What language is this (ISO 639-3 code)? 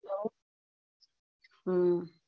guj